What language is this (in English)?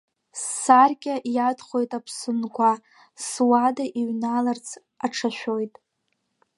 Abkhazian